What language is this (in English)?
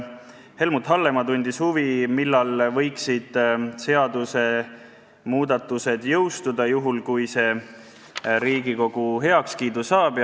Estonian